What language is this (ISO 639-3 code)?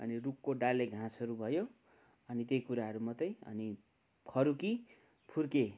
nep